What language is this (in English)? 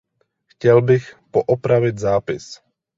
Czech